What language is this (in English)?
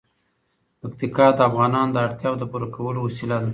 Pashto